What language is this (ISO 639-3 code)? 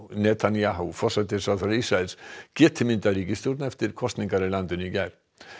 isl